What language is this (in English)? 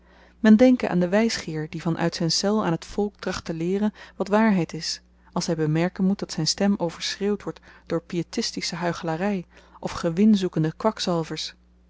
Dutch